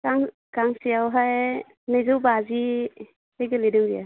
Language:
Bodo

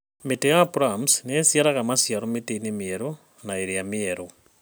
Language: Kikuyu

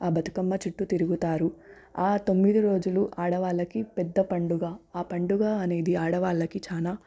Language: Telugu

